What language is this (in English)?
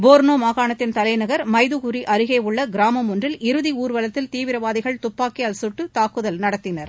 Tamil